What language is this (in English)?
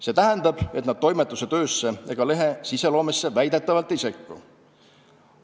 Estonian